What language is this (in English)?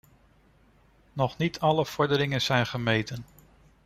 Dutch